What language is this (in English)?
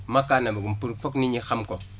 Wolof